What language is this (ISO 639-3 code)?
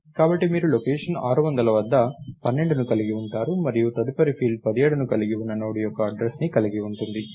tel